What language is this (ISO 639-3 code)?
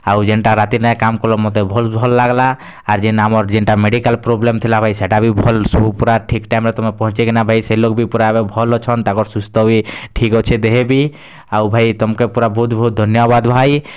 ori